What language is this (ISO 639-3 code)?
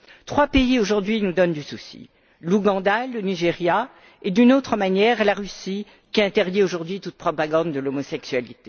fra